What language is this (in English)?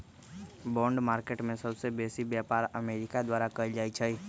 Magahi